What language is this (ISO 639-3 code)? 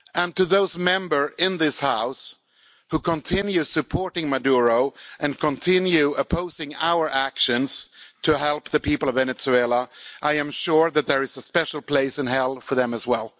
eng